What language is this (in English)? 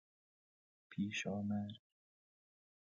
Persian